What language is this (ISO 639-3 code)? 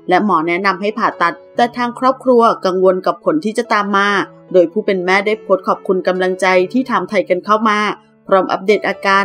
tha